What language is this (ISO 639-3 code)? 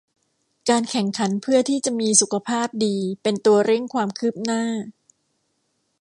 tha